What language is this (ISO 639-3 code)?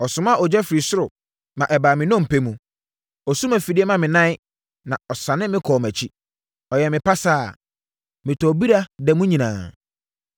aka